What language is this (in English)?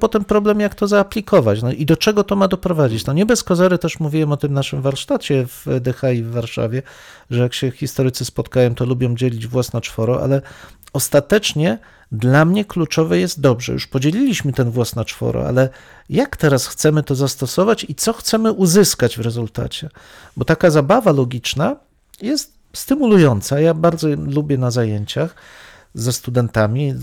Polish